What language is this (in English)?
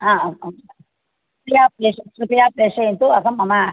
Sanskrit